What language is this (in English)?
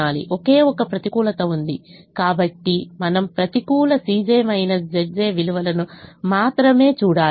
Telugu